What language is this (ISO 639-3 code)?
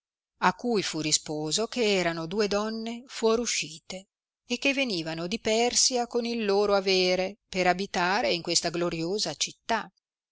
ita